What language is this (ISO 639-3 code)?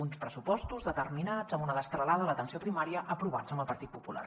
cat